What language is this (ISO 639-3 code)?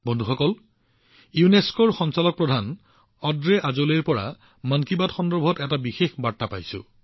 asm